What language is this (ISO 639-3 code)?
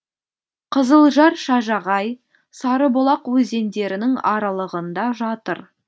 kaz